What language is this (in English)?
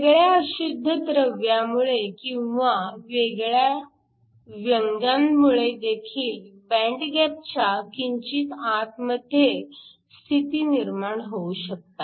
Marathi